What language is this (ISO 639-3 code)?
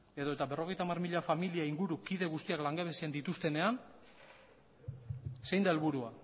eus